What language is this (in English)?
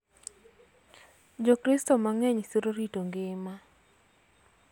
Luo (Kenya and Tanzania)